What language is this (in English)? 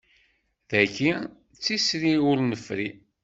Kabyle